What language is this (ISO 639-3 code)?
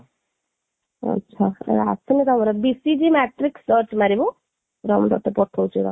ori